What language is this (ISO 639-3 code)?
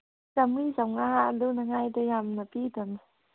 mni